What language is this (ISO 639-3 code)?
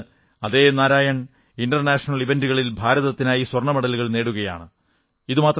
mal